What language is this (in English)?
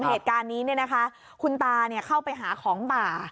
Thai